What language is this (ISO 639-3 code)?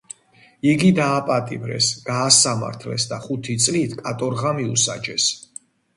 kat